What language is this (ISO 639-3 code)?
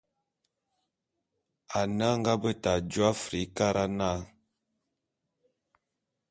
bum